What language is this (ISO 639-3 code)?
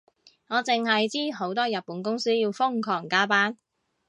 yue